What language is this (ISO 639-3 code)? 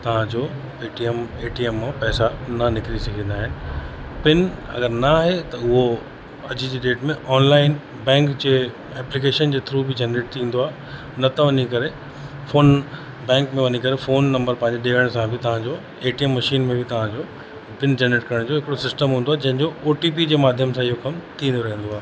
snd